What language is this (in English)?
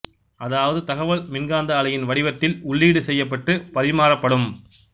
Tamil